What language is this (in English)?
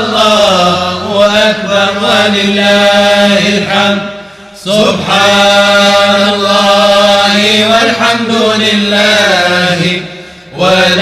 Arabic